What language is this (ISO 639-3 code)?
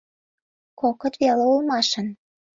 chm